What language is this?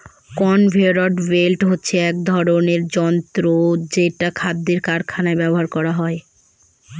Bangla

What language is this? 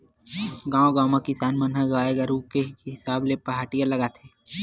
Chhattisgarhi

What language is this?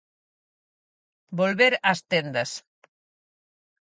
Galician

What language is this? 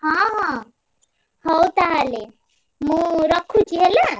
Odia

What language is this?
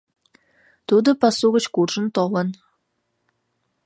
Mari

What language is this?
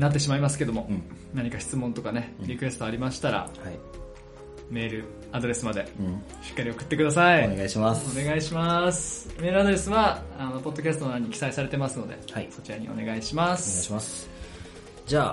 Japanese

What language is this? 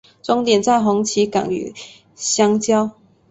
Chinese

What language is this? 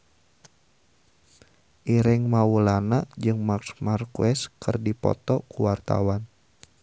Sundanese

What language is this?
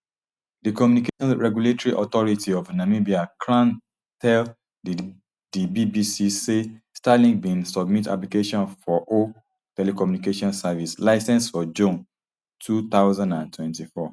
Nigerian Pidgin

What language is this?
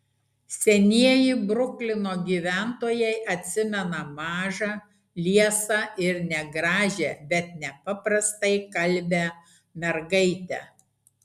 Lithuanian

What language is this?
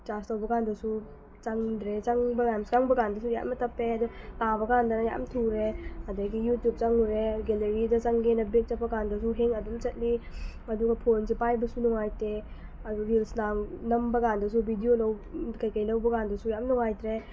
Manipuri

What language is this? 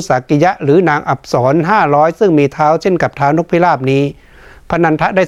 Thai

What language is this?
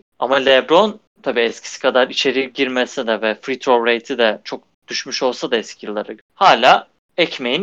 Turkish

